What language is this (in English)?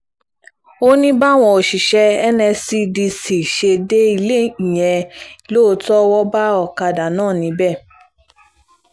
Yoruba